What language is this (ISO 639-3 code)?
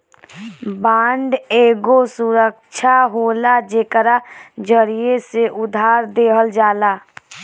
bho